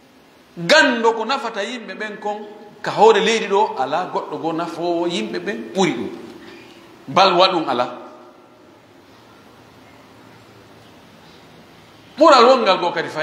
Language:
Arabic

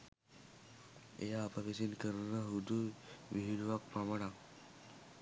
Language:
Sinhala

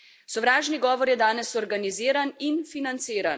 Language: Slovenian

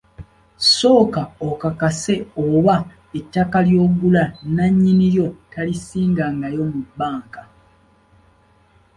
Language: Ganda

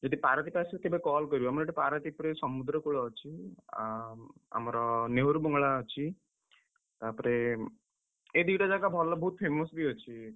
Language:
Odia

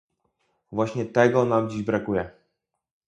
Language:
Polish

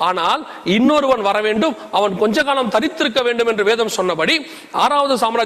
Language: Tamil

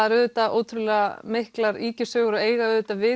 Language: Icelandic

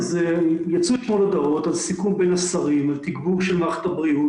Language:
Hebrew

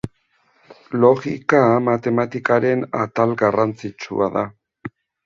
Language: Basque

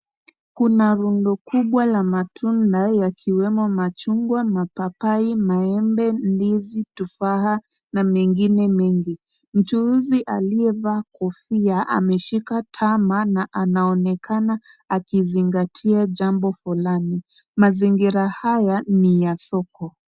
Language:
Swahili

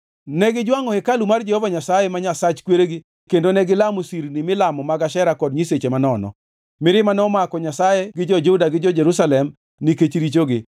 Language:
Luo (Kenya and Tanzania)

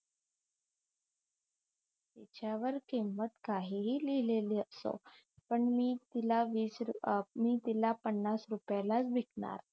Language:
Marathi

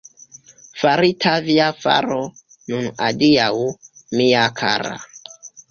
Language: Esperanto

